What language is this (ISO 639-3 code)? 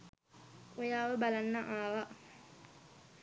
sin